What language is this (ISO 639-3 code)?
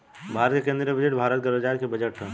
bho